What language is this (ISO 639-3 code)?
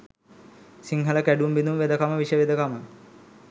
sin